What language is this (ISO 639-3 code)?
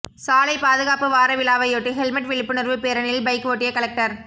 tam